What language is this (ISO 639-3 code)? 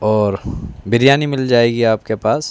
urd